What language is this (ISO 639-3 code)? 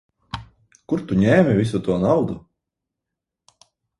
lav